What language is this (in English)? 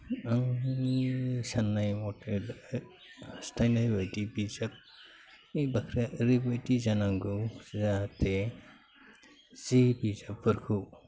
Bodo